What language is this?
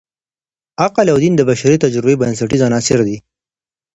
Pashto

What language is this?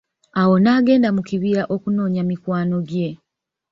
Ganda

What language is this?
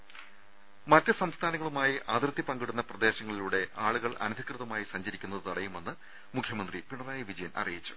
Malayalam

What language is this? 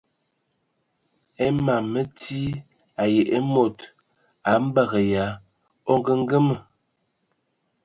Ewondo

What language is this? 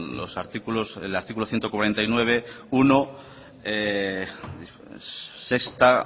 Spanish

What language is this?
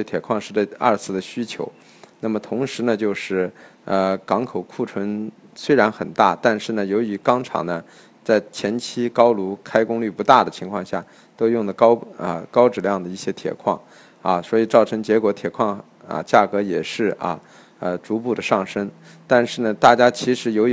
Chinese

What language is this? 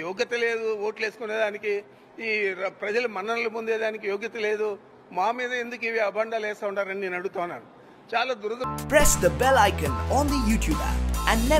Hindi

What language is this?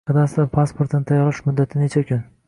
Uzbek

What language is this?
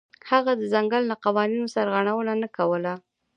Pashto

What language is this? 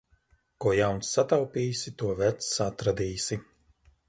Latvian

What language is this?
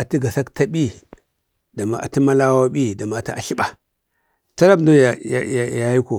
Bade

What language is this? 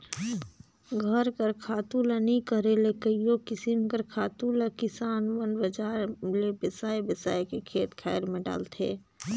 Chhattisgarhi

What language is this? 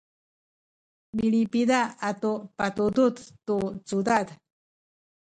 Sakizaya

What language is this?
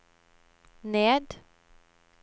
Norwegian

